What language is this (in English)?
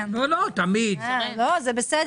Hebrew